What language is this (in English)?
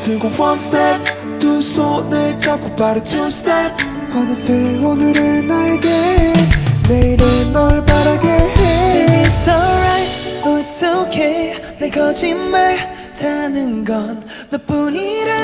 Korean